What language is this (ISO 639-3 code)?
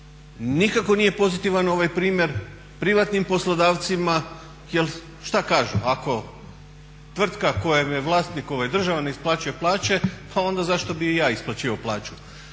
hrv